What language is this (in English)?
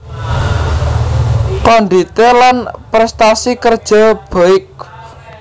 Javanese